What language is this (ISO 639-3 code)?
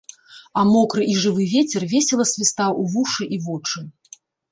bel